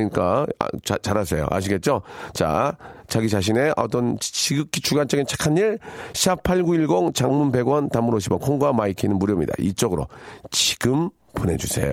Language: Korean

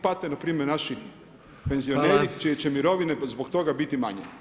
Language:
Croatian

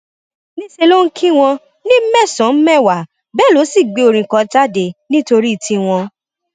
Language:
Yoruba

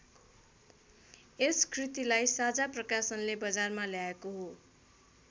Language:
Nepali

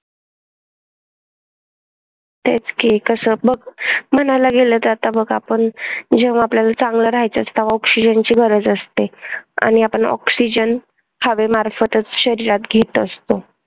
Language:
Marathi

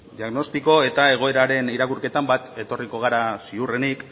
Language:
Basque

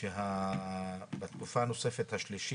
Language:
Hebrew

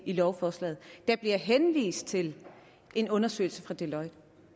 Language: Danish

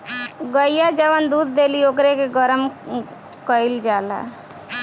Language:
Bhojpuri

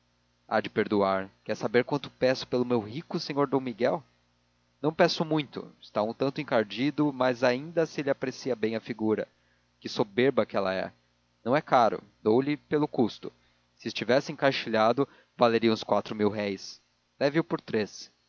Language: Portuguese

